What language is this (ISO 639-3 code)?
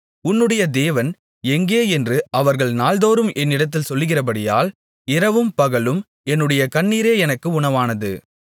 tam